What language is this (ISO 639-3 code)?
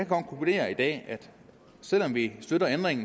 dan